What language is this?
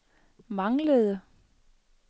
Danish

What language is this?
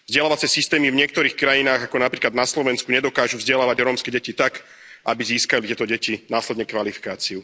Slovak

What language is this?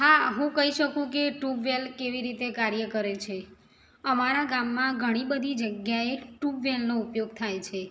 Gujarati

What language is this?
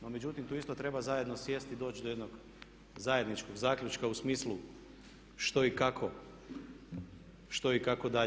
Croatian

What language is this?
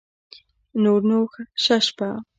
Pashto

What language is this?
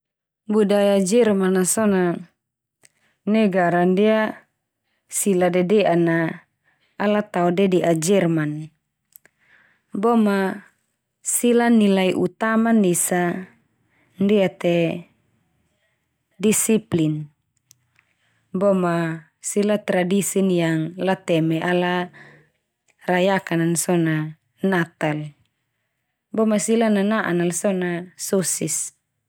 Termanu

